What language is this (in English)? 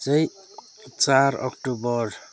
Nepali